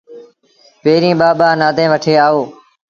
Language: Sindhi Bhil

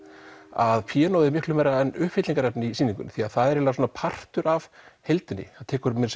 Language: Icelandic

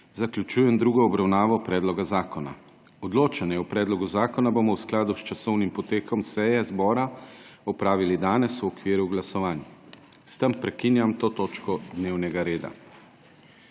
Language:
Slovenian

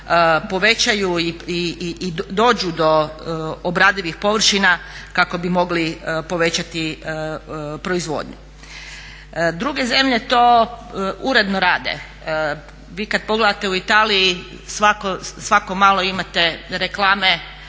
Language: Croatian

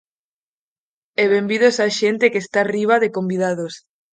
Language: Galician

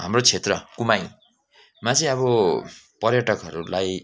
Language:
Nepali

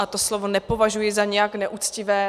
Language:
Czech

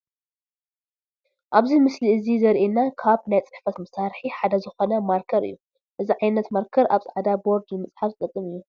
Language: Tigrinya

